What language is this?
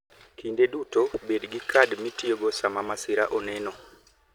Luo (Kenya and Tanzania)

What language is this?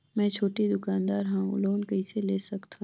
Chhattisgarhi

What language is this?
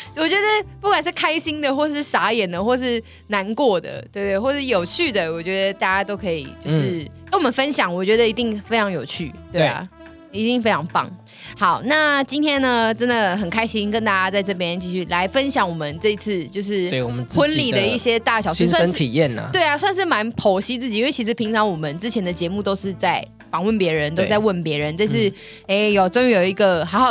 Chinese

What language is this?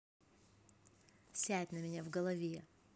Russian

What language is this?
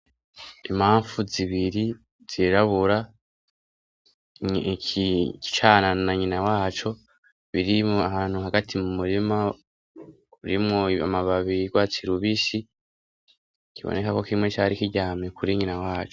Rundi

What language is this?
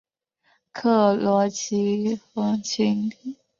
Chinese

